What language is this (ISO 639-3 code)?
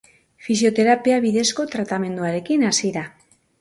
eus